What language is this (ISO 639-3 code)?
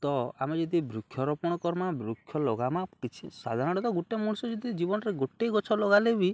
ori